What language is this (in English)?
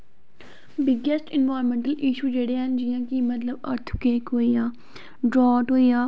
Dogri